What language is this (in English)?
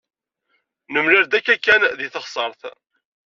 Kabyle